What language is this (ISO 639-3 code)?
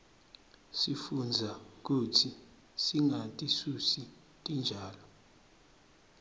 ssw